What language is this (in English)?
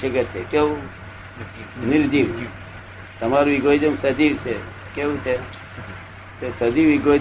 Gujarati